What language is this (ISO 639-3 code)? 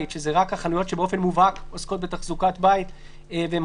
heb